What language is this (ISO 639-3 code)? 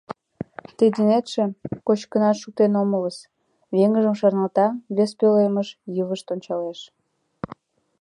chm